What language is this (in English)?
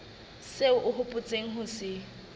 Southern Sotho